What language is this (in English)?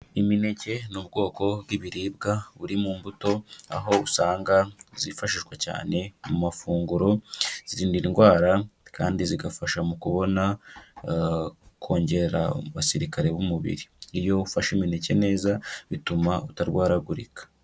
Kinyarwanda